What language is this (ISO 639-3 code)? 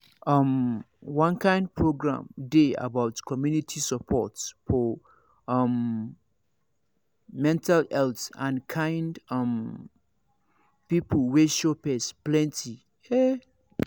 pcm